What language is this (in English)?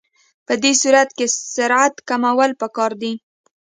Pashto